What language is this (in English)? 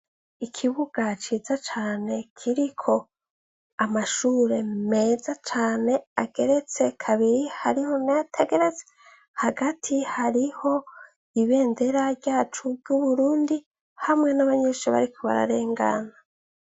Rundi